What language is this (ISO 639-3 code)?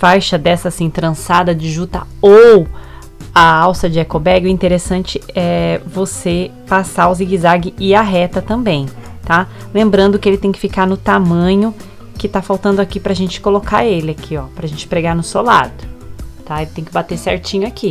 por